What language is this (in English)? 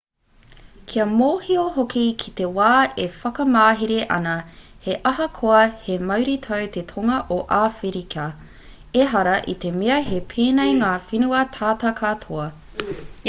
Māori